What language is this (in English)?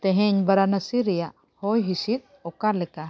Santali